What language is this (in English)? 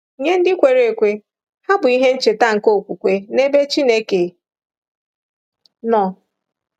Igbo